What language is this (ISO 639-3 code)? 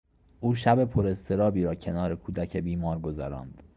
fas